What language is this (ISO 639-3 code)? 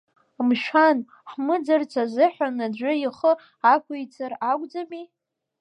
abk